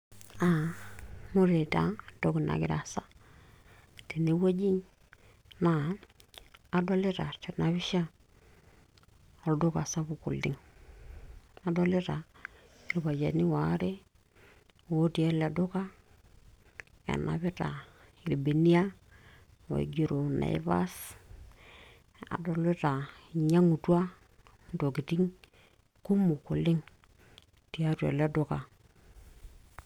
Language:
Masai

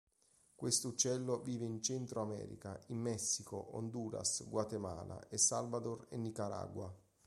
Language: Italian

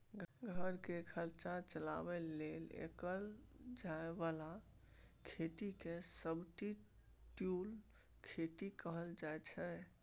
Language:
Maithili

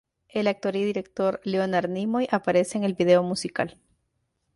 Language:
Spanish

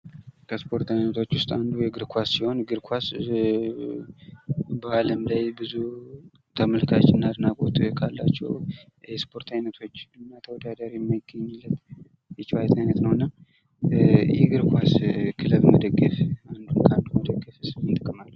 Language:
Amharic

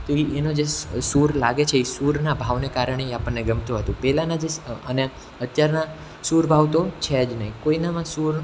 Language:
Gujarati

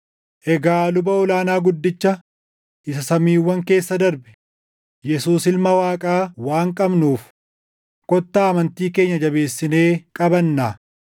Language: Oromo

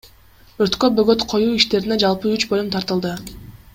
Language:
Kyrgyz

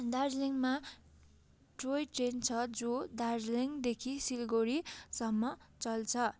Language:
Nepali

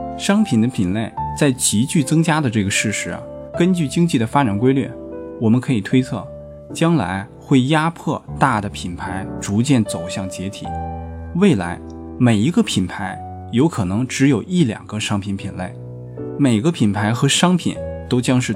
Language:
Chinese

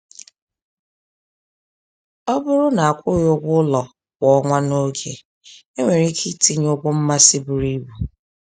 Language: Igbo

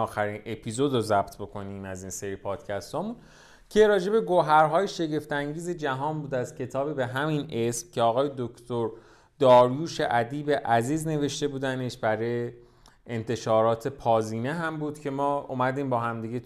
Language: Persian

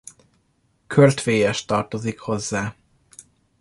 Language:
Hungarian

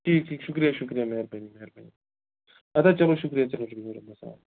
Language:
Kashmiri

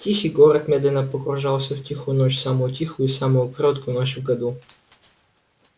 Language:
Russian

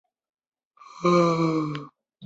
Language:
Chinese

